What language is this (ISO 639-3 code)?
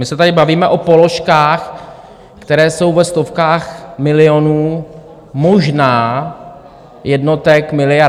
ces